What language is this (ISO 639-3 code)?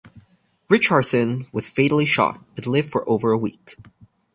eng